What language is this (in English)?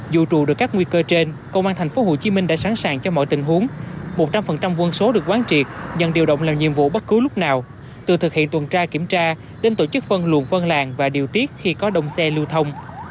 Vietnamese